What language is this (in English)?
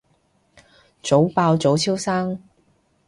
Cantonese